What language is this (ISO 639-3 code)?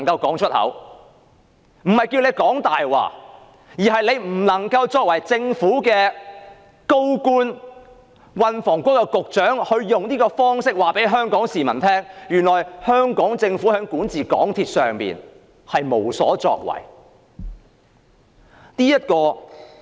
yue